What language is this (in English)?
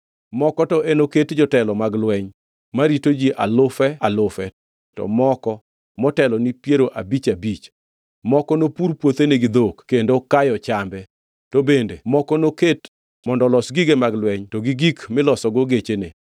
Luo (Kenya and Tanzania)